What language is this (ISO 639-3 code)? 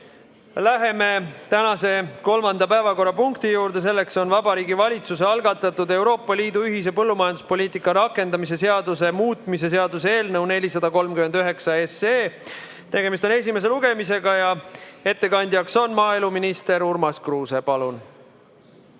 est